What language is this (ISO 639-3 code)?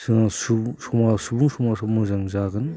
brx